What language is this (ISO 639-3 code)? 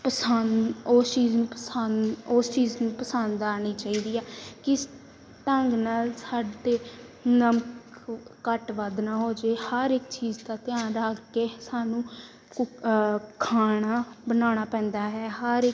pan